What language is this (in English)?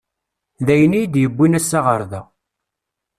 Kabyle